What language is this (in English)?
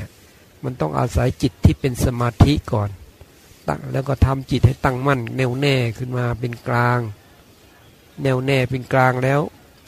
Thai